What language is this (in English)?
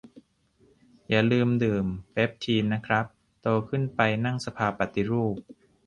Thai